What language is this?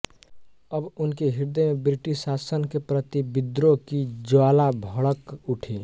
Hindi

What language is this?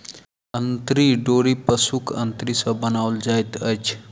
Maithili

